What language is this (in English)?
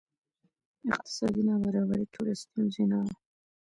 Pashto